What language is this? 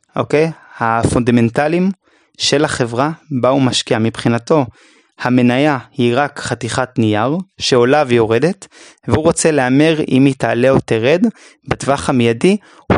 Hebrew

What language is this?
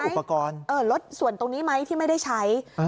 Thai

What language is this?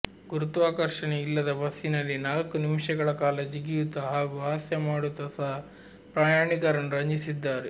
Kannada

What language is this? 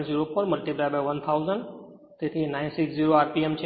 Gujarati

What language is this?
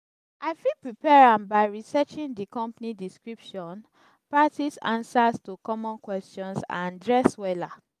Nigerian Pidgin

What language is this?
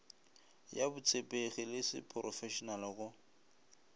Northern Sotho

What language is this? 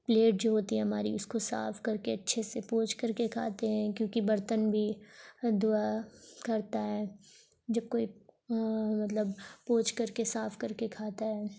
Urdu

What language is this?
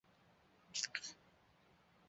Chinese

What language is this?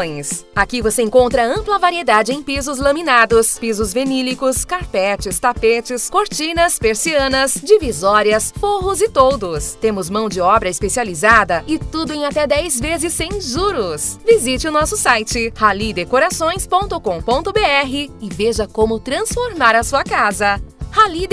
Portuguese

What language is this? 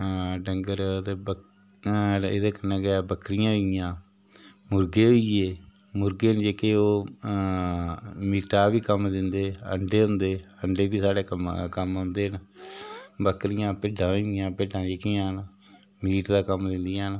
Dogri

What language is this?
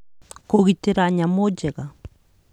Kikuyu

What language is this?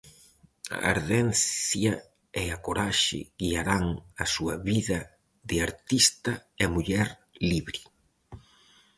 Galician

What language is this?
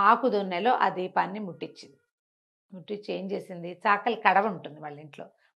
Telugu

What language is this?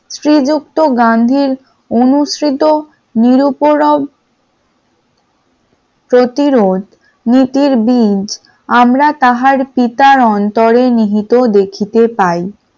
Bangla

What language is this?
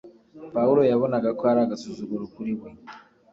Kinyarwanda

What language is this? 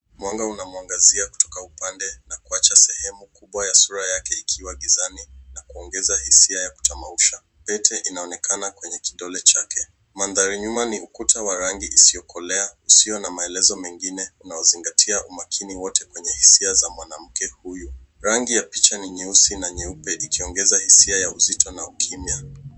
Swahili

